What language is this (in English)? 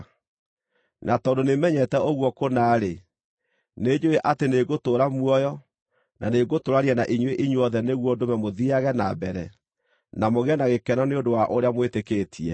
Kikuyu